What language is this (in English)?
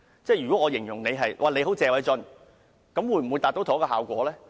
Cantonese